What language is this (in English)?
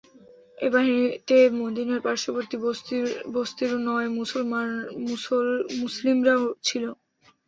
Bangla